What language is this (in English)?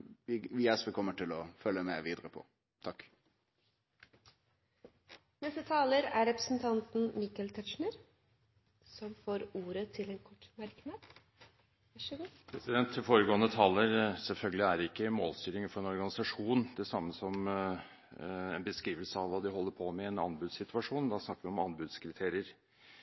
Norwegian